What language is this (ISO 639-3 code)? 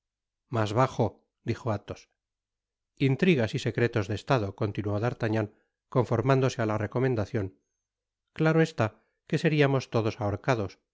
spa